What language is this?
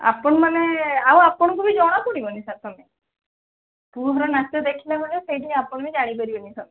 Odia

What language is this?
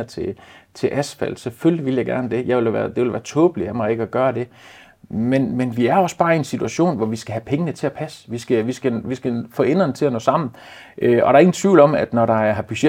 Danish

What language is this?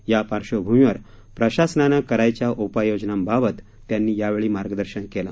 Marathi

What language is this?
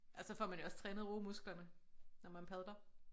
Danish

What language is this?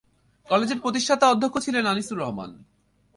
Bangla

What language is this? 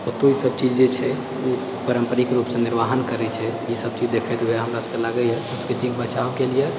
Maithili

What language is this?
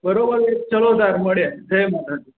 Gujarati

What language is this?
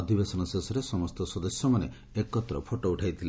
Odia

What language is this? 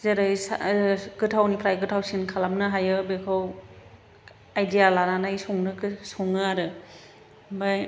Bodo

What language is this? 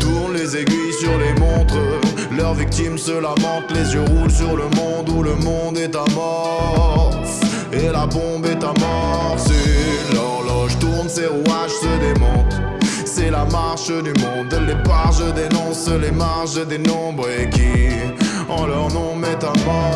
French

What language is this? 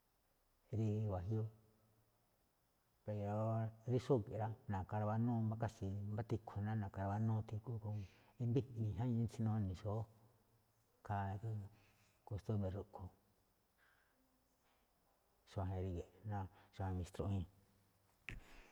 Malinaltepec Me'phaa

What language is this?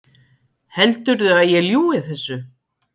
Icelandic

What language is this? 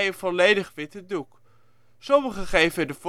Dutch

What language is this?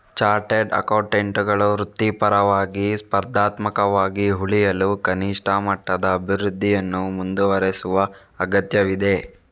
Kannada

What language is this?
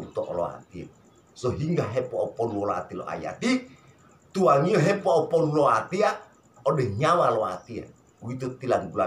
Indonesian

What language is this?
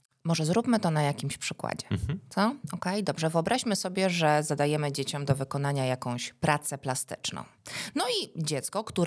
Polish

